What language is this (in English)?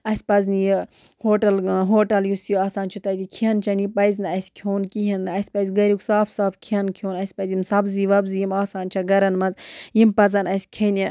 Kashmiri